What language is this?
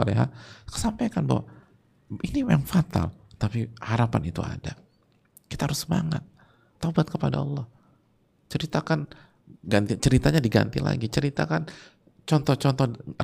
Indonesian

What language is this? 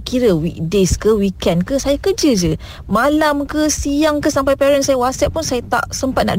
Malay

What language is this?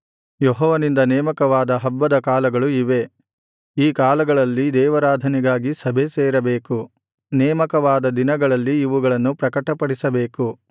Kannada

